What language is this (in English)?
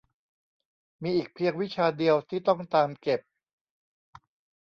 Thai